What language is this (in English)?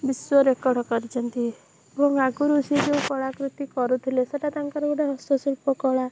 Odia